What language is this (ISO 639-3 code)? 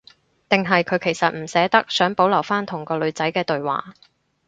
yue